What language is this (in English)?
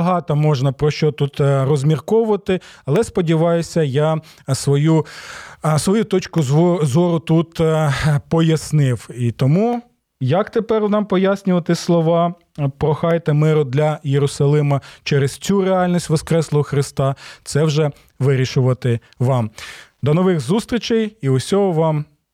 Ukrainian